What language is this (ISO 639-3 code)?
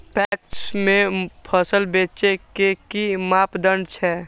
mai